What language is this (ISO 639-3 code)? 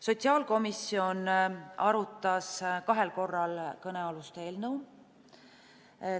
est